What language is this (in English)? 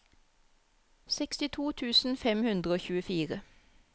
Norwegian